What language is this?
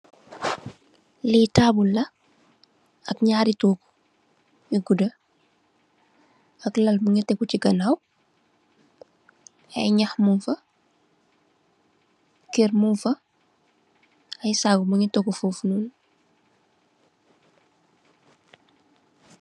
Wolof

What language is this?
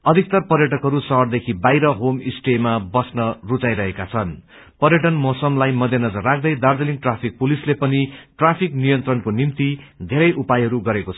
Nepali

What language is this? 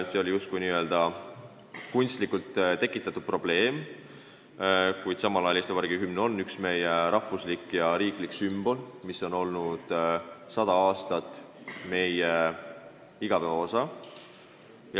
Estonian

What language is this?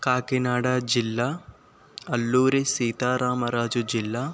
Telugu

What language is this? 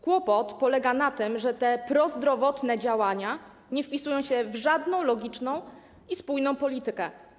Polish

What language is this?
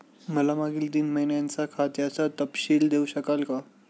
Marathi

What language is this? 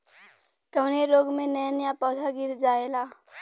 Bhojpuri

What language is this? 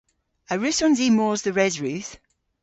Cornish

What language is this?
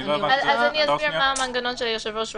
Hebrew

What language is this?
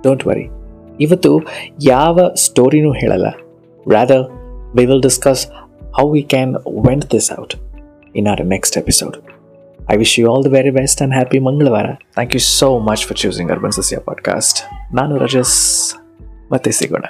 Kannada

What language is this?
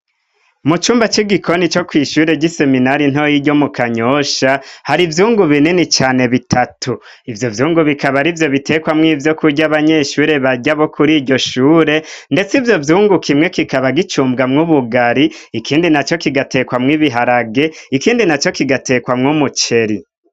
Rundi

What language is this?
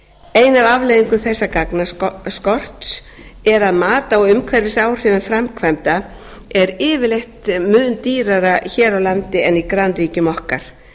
Icelandic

